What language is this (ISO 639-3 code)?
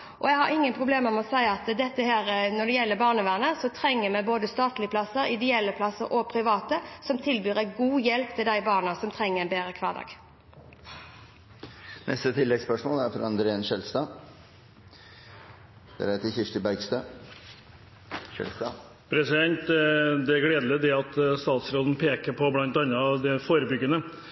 nor